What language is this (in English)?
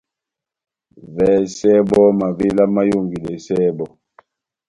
Batanga